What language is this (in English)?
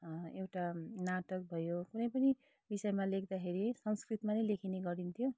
Nepali